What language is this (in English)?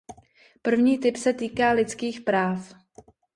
Czech